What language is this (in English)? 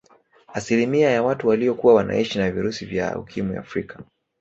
Swahili